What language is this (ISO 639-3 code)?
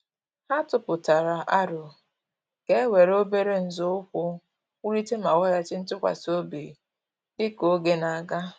ibo